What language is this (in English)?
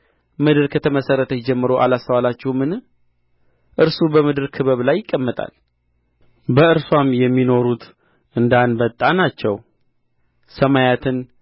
Amharic